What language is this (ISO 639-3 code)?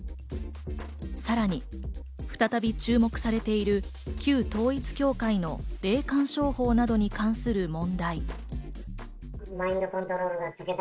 jpn